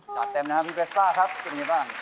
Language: Thai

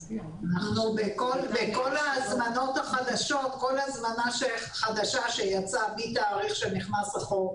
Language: Hebrew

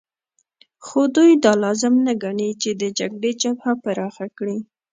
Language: Pashto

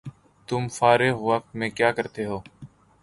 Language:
Urdu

